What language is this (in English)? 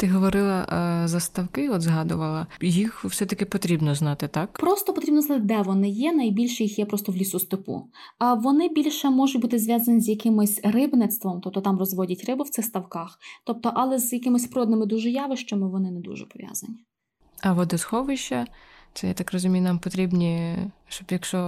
Ukrainian